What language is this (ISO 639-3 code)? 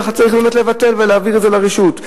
heb